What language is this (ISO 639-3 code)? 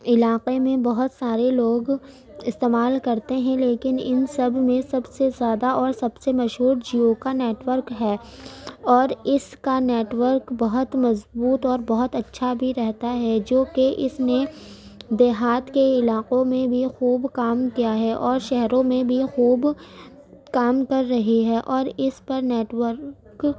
urd